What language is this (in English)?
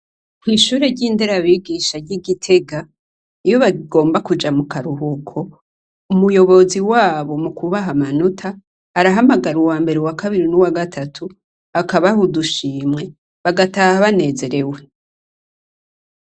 Rundi